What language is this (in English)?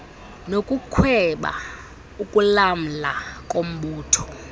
Xhosa